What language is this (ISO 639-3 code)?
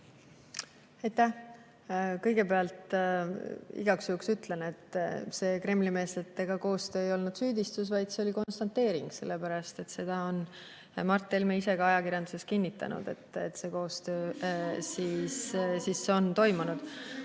est